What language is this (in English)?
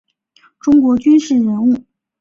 Chinese